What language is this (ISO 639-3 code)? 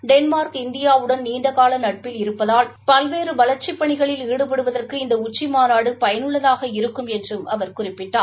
tam